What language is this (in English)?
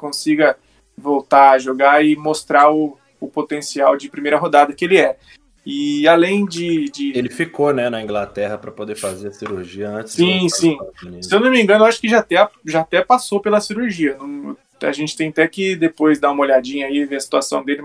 Portuguese